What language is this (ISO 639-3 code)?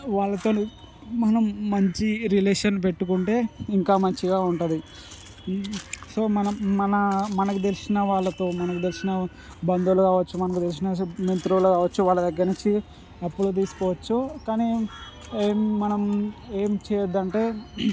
tel